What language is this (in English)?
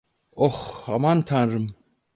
Turkish